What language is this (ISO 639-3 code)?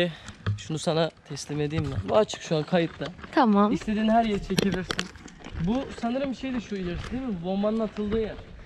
tur